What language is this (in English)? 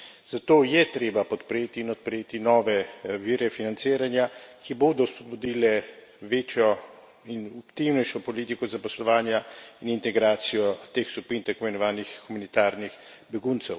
Slovenian